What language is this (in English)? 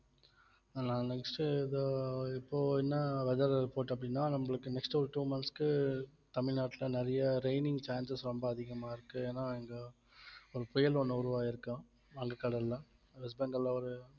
Tamil